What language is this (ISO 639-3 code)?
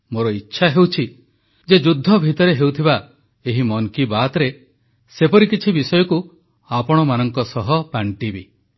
ori